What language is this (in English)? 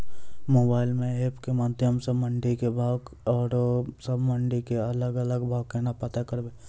Maithili